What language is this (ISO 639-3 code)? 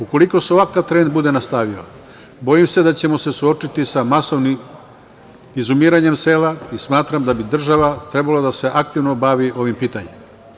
srp